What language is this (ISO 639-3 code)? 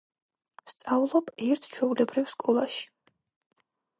kat